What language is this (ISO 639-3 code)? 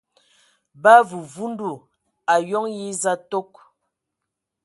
ewo